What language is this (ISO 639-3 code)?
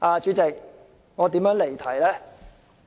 yue